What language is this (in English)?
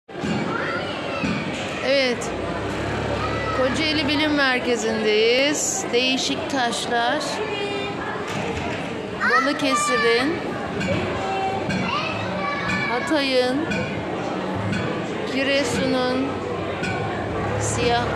Turkish